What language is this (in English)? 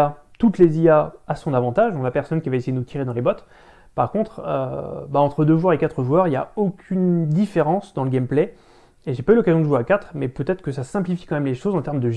French